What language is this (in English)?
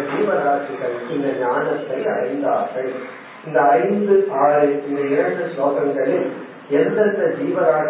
Tamil